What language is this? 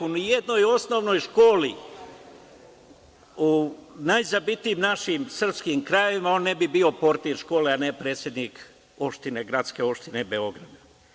Serbian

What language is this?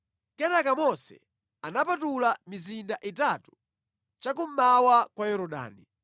Nyanja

